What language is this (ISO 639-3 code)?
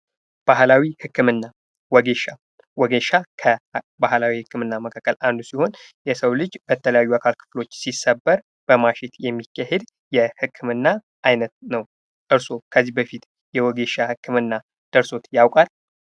amh